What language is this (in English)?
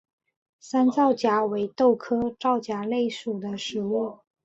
Chinese